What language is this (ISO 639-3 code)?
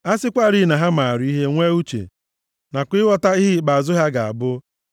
ibo